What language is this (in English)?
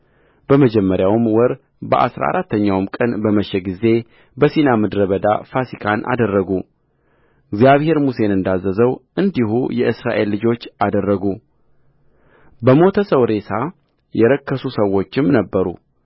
Amharic